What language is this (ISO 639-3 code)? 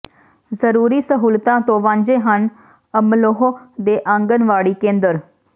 pan